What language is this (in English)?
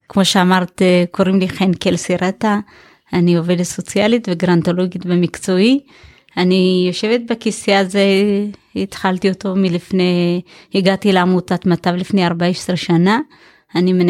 Hebrew